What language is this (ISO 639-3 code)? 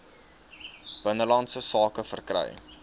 afr